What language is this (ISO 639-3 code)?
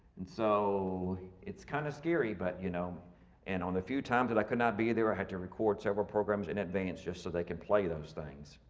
eng